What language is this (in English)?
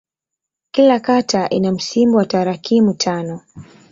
Swahili